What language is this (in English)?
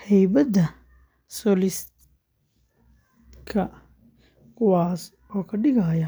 Somali